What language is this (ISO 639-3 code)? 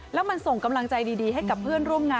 tha